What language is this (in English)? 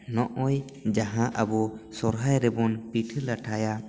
Santali